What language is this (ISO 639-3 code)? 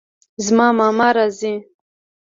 pus